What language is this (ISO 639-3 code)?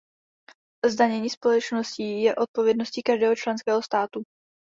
ces